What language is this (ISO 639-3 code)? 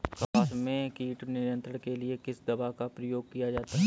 hin